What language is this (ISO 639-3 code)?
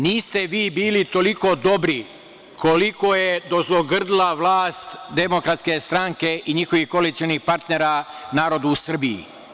srp